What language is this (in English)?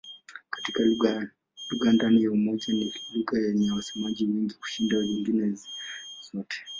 Swahili